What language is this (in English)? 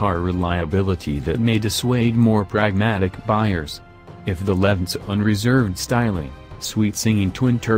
English